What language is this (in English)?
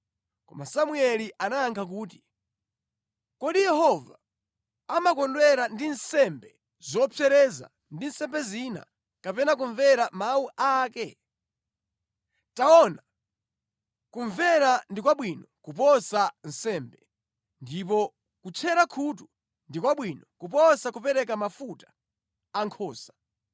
Nyanja